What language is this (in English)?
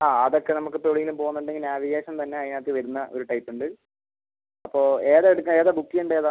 Malayalam